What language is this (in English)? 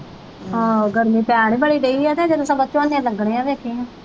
Punjabi